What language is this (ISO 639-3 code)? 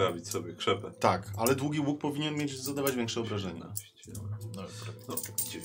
pol